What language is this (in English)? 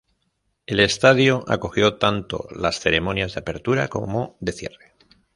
Spanish